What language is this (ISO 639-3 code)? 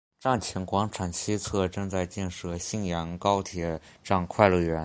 zho